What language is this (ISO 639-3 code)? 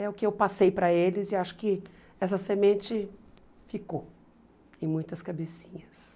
por